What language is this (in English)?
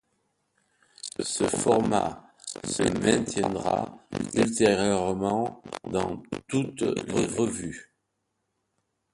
French